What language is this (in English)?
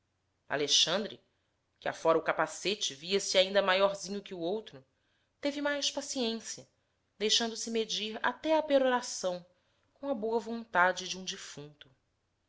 Portuguese